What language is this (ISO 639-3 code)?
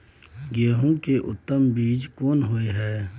mai